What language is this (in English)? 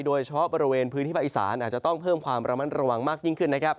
Thai